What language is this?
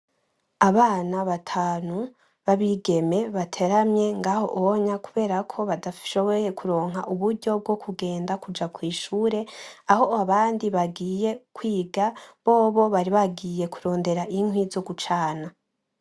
Rundi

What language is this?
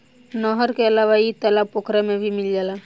Bhojpuri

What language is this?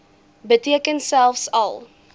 Afrikaans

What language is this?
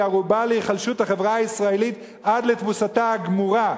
Hebrew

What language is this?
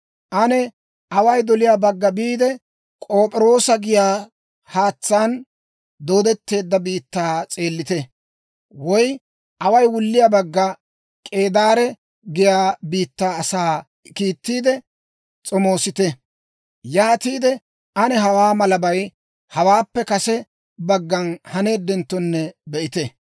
Dawro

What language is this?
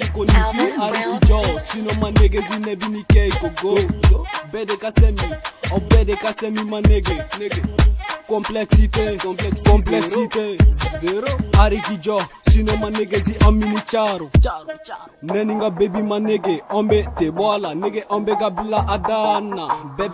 French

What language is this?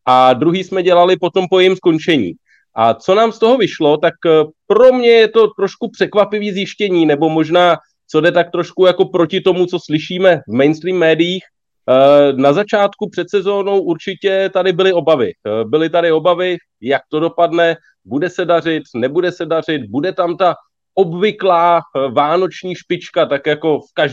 Czech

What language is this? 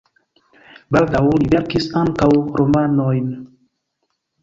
Esperanto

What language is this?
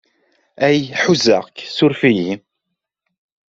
Kabyle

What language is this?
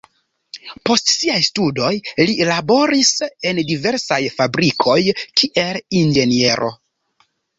Esperanto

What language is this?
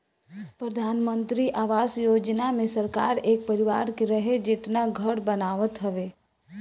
Bhojpuri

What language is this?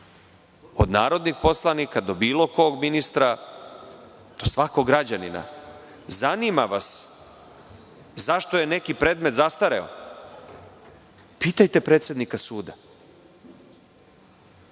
Serbian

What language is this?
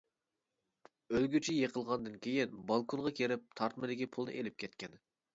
Uyghur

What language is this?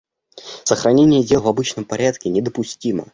Russian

